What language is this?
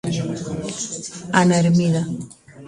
Galician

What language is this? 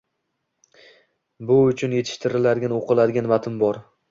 Uzbek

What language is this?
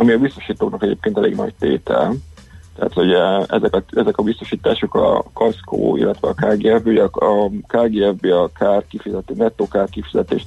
Hungarian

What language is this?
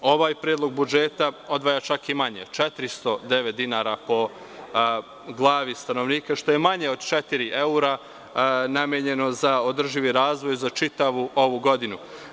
Serbian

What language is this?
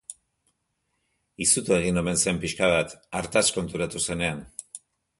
Basque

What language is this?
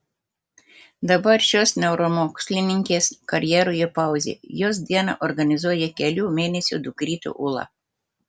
Lithuanian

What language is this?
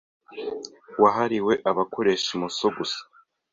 Kinyarwanda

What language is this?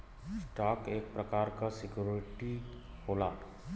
Bhojpuri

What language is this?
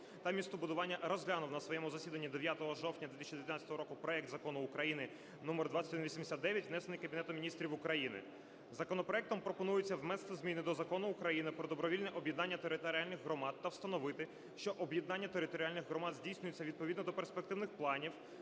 Ukrainian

